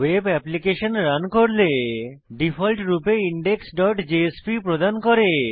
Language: Bangla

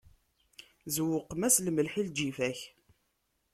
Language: Kabyle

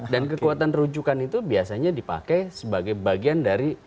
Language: Indonesian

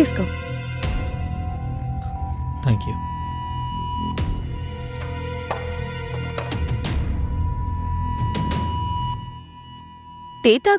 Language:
Telugu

